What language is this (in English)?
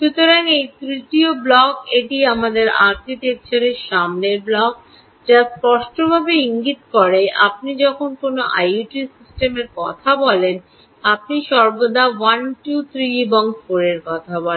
Bangla